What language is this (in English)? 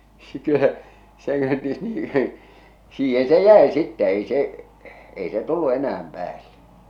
Finnish